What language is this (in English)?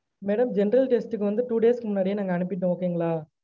Tamil